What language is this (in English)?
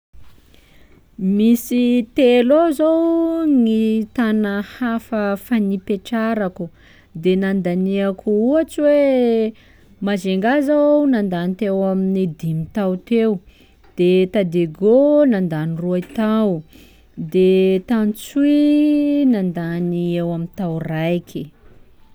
Sakalava Malagasy